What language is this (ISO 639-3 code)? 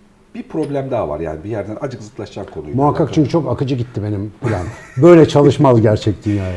tur